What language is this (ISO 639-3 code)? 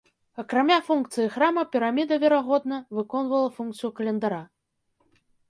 bel